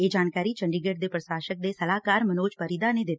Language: Punjabi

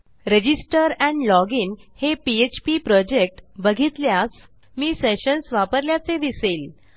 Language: Marathi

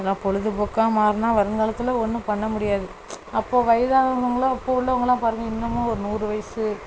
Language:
Tamil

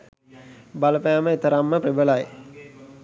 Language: Sinhala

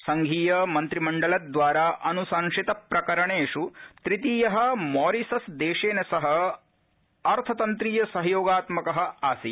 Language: Sanskrit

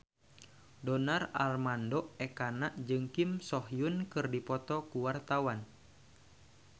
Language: Sundanese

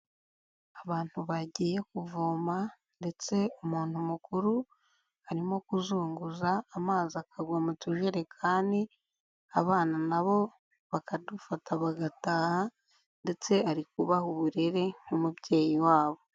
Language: Kinyarwanda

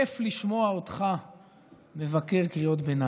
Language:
Hebrew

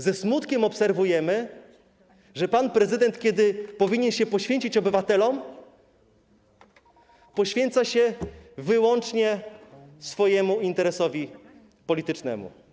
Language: Polish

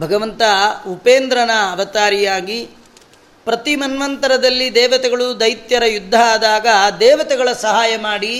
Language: Kannada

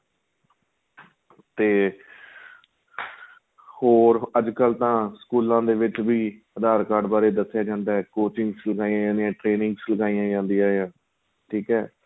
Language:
Punjabi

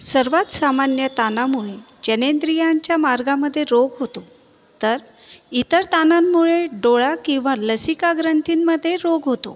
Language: Marathi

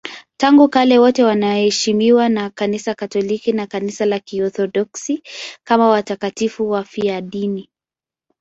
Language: Swahili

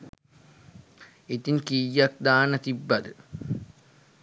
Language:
Sinhala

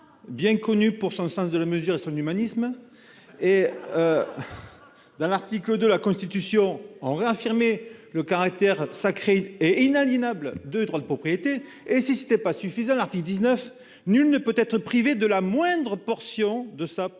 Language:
French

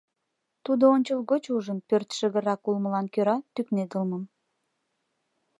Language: Mari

